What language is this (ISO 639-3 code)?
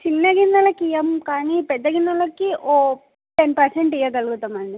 tel